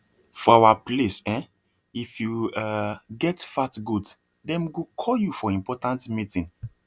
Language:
Nigerian Pidgin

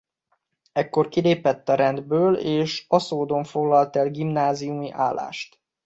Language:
Hungarian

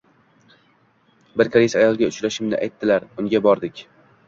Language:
Uzbek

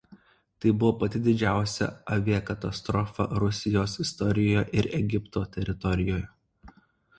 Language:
Lithuanian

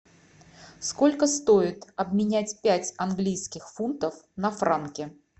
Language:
Russian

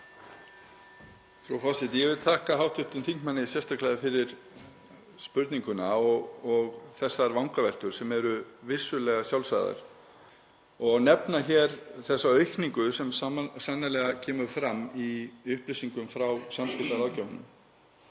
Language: Icelandic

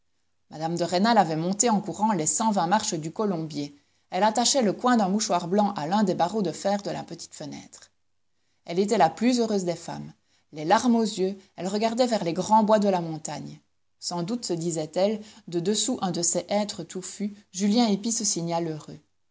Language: French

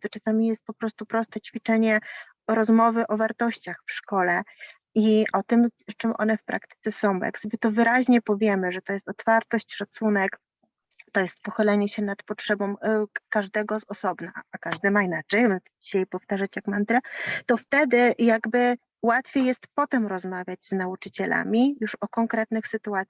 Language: Polish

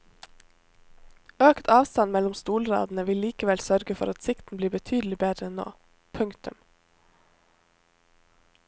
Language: Norwegian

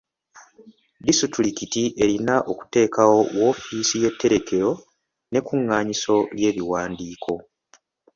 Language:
Ganda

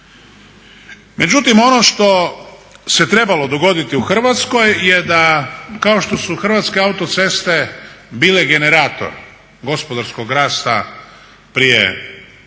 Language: Croatian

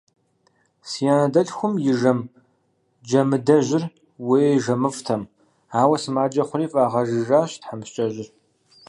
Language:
Kabardian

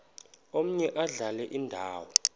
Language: Xhosa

